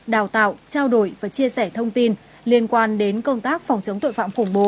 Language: Vietnamese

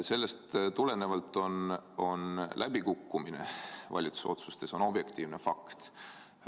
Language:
Estonian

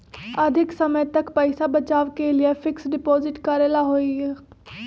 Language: Magahi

